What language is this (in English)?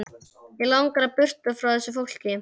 Icelandic